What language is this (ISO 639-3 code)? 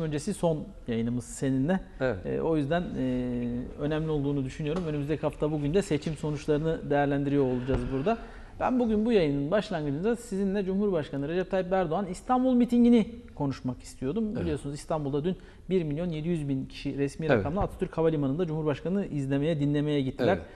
tur